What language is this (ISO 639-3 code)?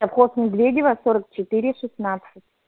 rus